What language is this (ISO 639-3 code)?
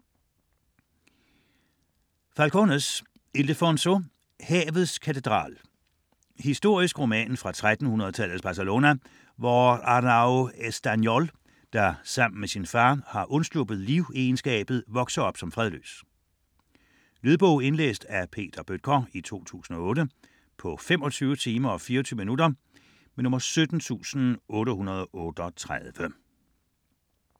dan